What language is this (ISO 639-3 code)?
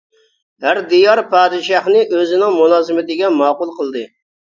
uig